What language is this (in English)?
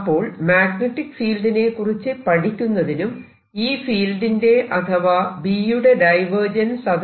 Malayalam